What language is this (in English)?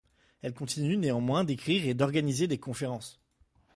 French